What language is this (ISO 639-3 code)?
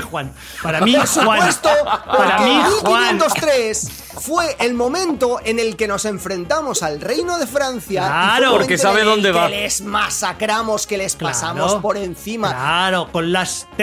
spa